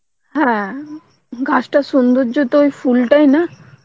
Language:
Bangla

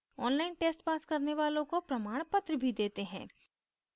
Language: Hindi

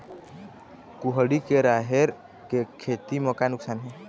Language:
Chhattisgarhi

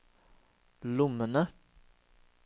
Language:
Norwegian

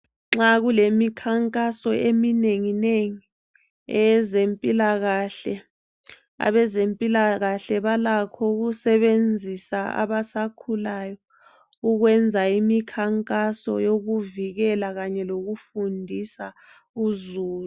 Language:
North Ndebele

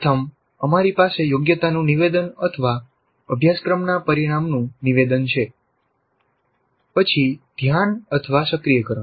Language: Gujarati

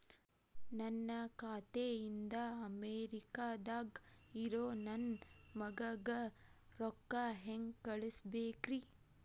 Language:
Kannada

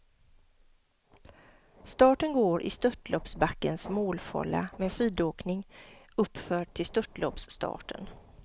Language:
Swedish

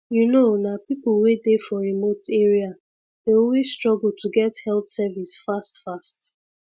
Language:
Nigerian Pidgin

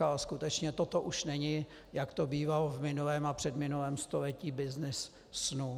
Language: Czech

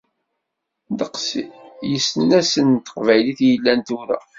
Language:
Kabyle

